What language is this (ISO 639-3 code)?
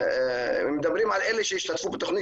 heb